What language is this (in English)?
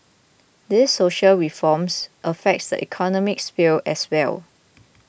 English